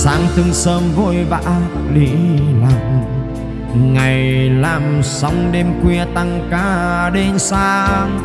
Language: Vietnamese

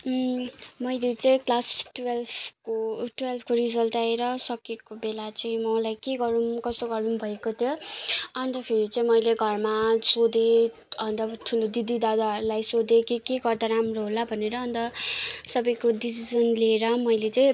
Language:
Nepali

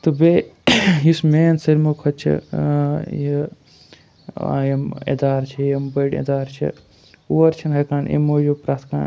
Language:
Kashmiri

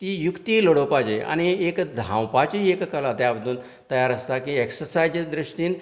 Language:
Konkani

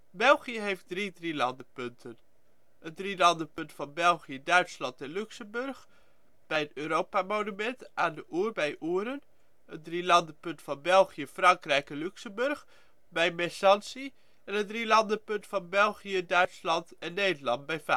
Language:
Dutch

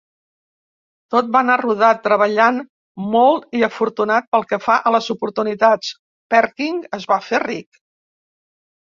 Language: Catalan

